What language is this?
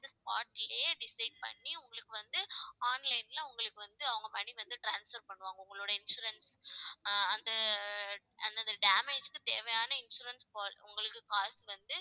Tamil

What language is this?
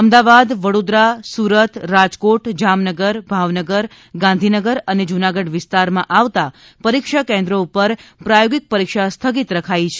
Gujarati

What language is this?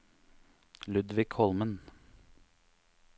Norwegian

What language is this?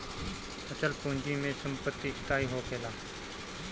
Bhojpuri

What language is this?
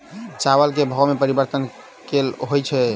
Maithili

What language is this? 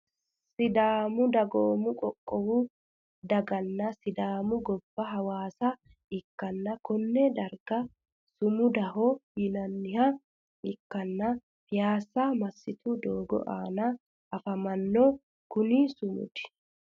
Sidamo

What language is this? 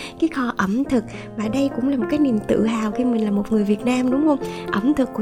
Vietnamese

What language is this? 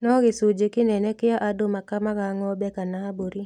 Kikuyu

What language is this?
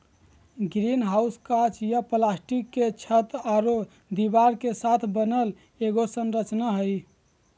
Magahi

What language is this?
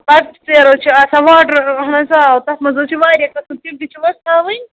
Kashmiri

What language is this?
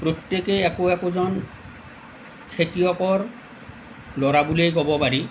Assamese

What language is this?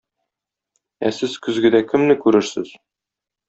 Tatar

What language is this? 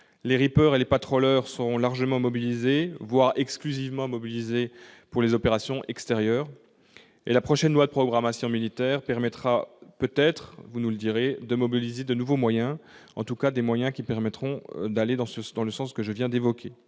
French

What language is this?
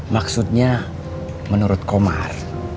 Indonesian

